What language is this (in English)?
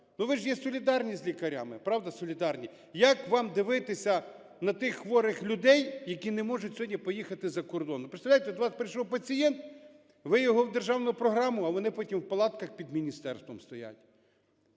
Ukrainian